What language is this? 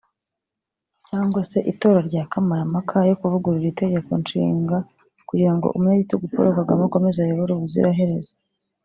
Kinyarwanda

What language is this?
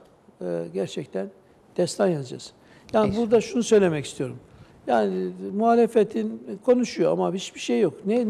Turkish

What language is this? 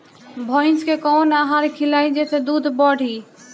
Bhojpuri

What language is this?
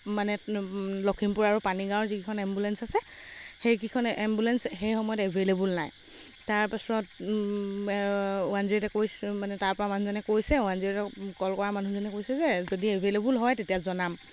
Assamese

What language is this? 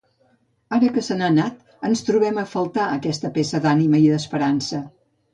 Catalan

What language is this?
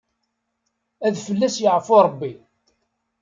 Kabyle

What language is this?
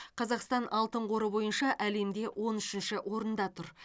Kazakh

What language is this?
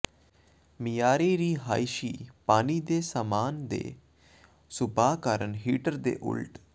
Punjabi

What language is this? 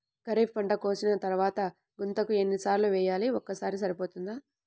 Telugu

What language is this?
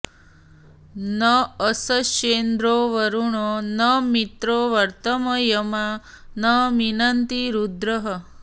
Sanskrit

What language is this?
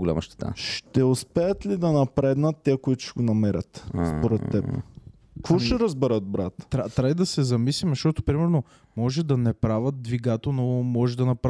Bulgarian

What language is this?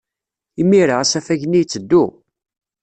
Kabyle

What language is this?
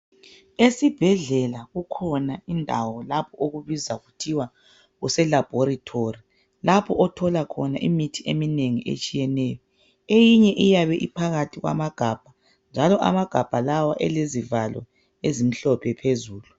North Ndebele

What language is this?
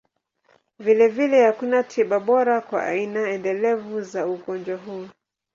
Swahili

